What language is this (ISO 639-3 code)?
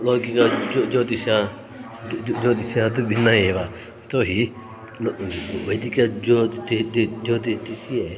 san